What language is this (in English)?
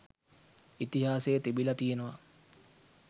Sinhala